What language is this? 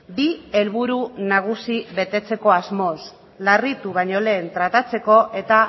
Basque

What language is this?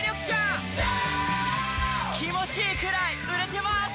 Japanese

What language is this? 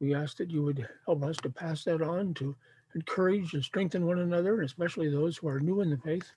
English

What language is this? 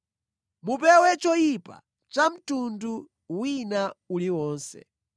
Nyanja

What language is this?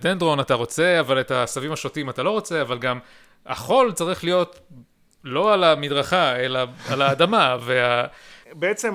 Hebrew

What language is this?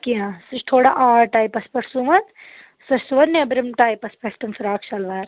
Kashmiri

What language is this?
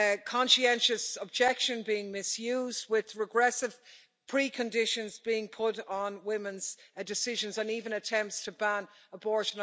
English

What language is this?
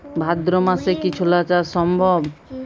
Bangla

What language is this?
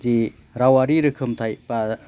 Bodo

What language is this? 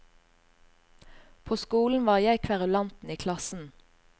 Norwegian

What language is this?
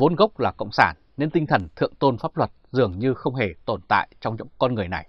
Vietnamese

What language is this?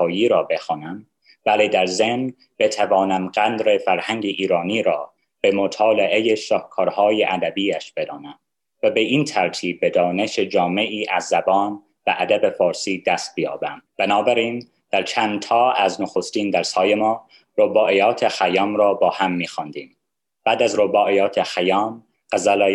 Persian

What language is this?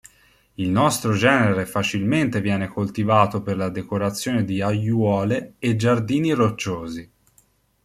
Italian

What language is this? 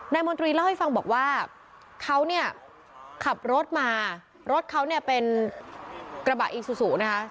Thai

